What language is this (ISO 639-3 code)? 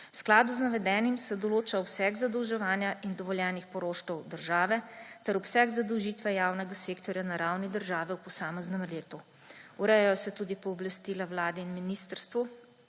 slv